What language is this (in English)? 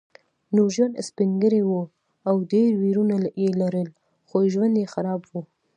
Pashto